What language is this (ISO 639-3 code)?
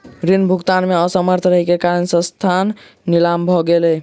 mai